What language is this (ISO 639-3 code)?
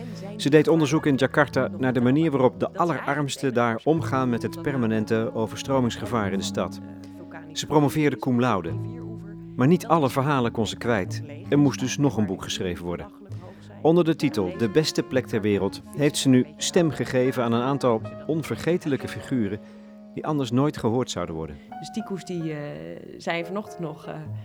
nld